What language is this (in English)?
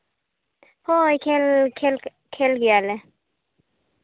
Santali